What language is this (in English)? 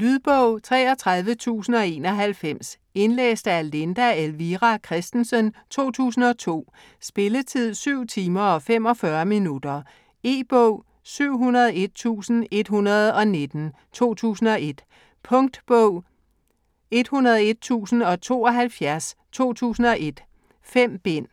Danish